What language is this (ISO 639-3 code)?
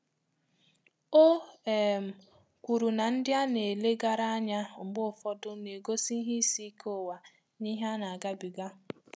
ibo